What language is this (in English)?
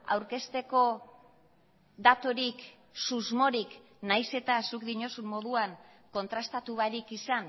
Basque